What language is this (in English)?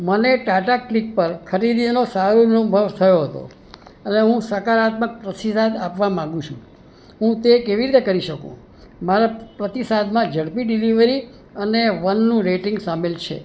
Gujarati